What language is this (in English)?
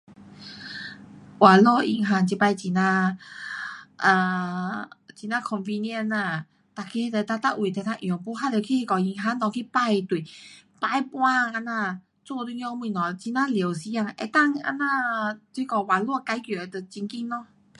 Pu-Xian Chinese